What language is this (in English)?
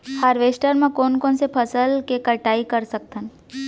Chhattisgarhi